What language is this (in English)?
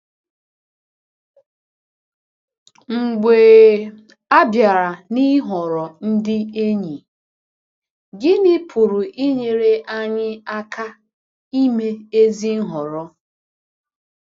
Igbo